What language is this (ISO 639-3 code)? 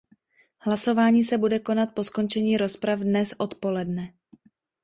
ces